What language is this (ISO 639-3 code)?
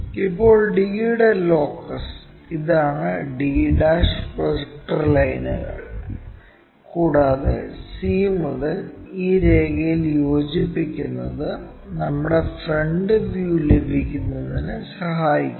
mal